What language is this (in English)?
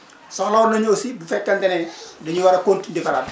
Wolof